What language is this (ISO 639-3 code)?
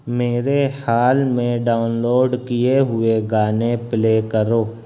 urd